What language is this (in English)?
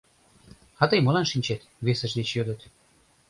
Mari